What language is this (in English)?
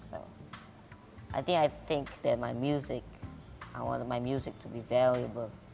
Indonesian